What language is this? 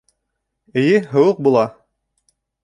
Bashkir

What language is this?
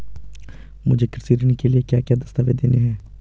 Hindi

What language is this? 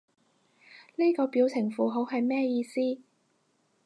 Cantonese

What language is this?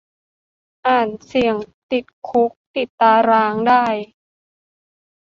Thai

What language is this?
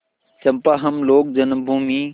Hindi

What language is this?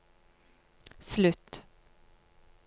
Norwegian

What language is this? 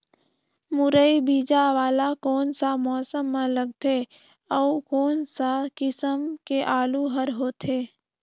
Chhattisgarhi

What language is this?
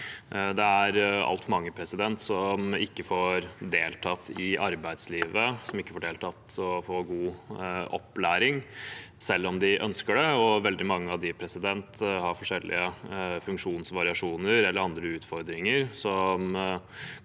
Norwegian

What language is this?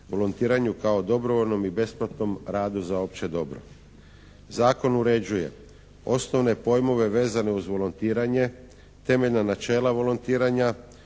Croatian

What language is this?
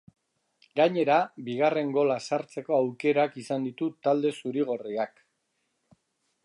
Basque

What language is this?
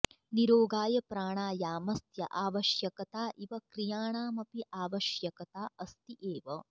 Sanskrit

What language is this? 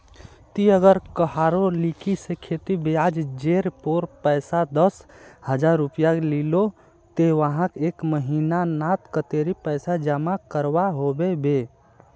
Magahi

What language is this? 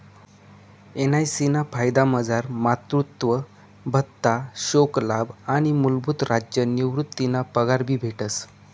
Marathi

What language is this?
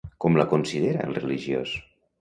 Catalan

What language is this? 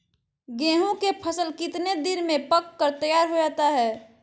Magahi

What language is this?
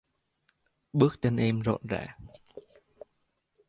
Vietnamese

